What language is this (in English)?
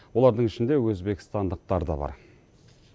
Kazakh